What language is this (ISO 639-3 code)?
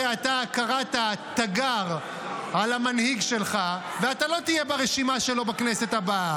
heb